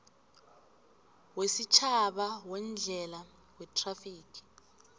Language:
South Ndebele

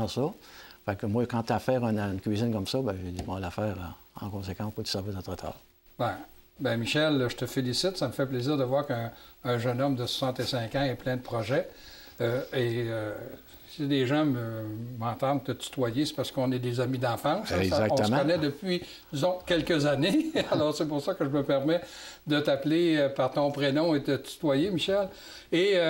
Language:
French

